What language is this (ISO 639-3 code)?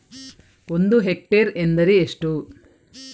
kan